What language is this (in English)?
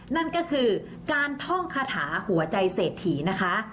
Thai